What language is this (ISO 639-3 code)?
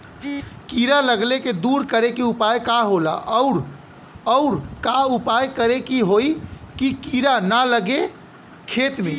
bho